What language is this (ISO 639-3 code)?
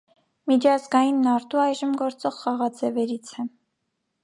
hye